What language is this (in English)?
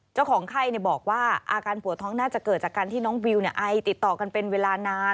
Thai